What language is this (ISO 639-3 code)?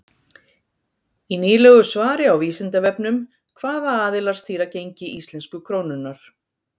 isl